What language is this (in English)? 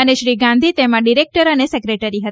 Gujarati